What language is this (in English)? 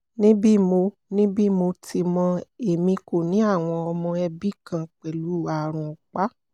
Yoruba